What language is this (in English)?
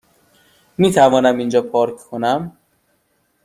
Persian